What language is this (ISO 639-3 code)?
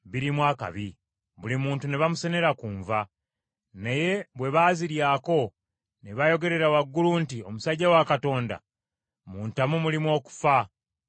lug